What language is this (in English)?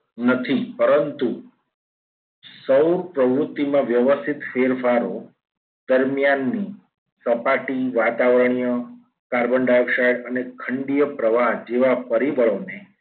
Gujarati